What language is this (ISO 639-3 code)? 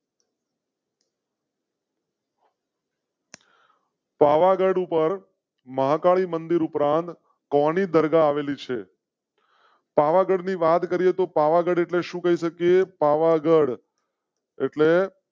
guj